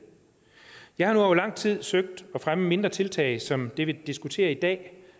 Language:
Danish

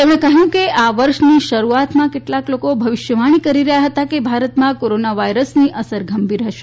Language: Gujarati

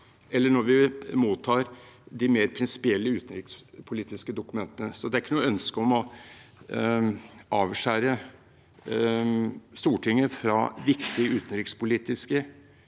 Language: Norwegian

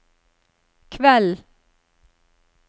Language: Norwegian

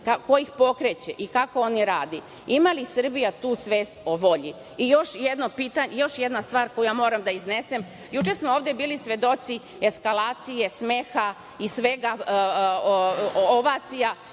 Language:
Serbian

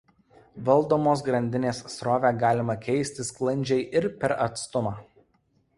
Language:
Lithuanian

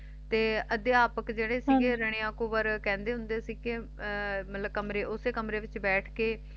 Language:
Punjabi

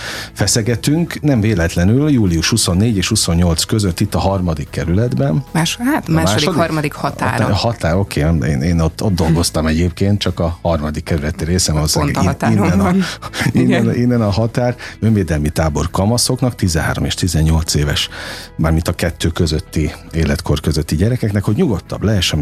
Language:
Hungarian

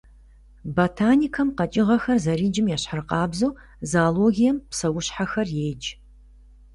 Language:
Kabardian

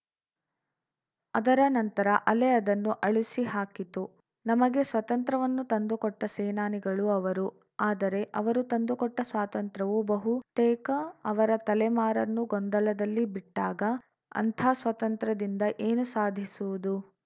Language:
Kannada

